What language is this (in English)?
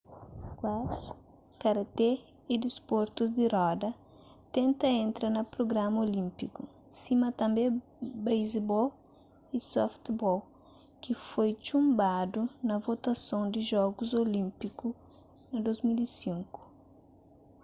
Kabuverdianu